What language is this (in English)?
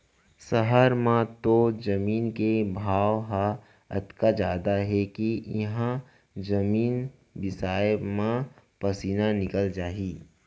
Chhattisgarhi